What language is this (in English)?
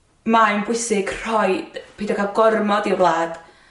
Welsh